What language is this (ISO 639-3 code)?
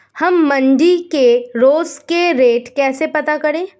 hin